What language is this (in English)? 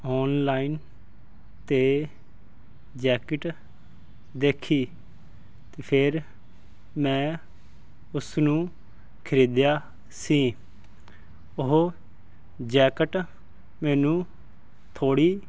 Punjabi